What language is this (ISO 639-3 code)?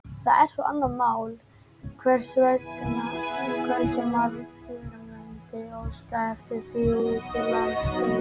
isl